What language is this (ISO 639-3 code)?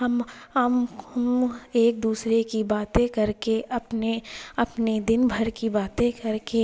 urd